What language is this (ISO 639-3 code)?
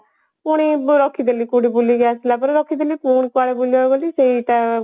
ori